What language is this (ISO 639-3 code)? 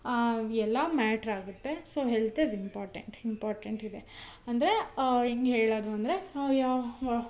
kan